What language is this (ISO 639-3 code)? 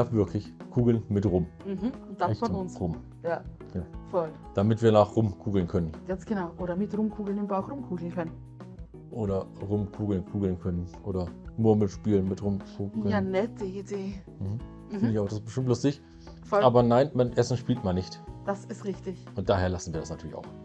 deu